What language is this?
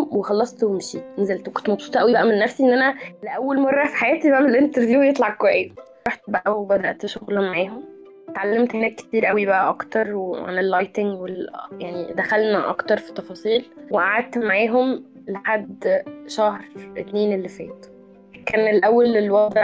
Arabic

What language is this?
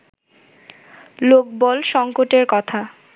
Bangla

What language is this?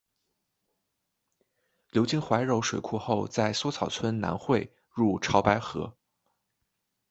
Chinese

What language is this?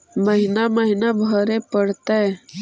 Magahi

